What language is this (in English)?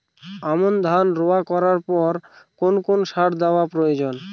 Bangla